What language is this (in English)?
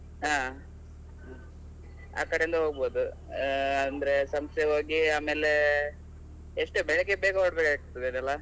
Kannada